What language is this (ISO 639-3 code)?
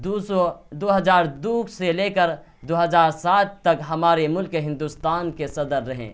urd